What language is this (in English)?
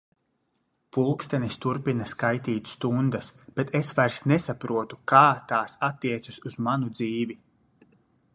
Latvian